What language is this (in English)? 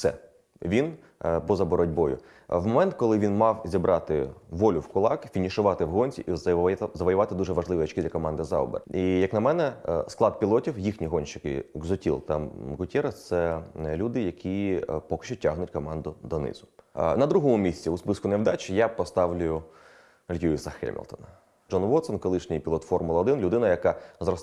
Ukrainian